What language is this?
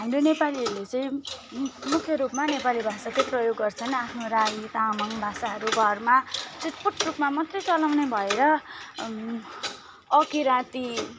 Nepali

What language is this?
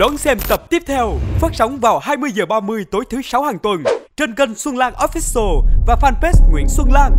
Vietnamese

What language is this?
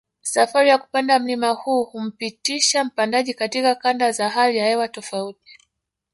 Swahili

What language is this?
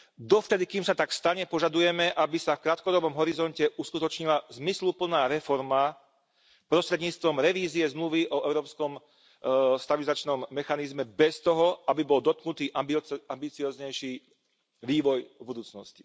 Slovak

